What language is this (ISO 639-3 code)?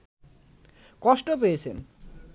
ben